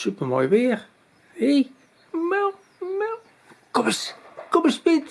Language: Dutch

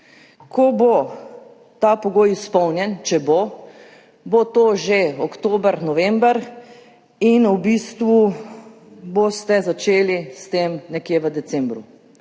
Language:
Slovenian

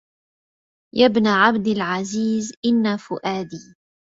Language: Arabic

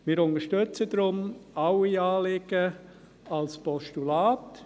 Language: Swiss German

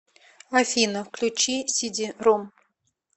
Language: Russian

